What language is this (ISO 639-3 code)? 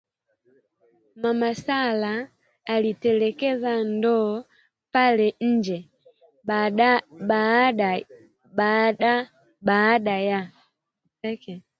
swa